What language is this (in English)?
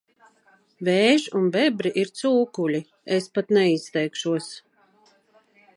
Latvian